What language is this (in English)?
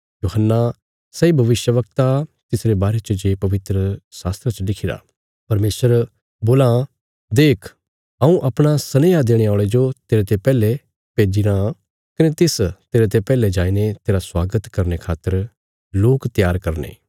Bilaspuri